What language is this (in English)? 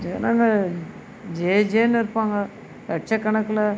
Tamil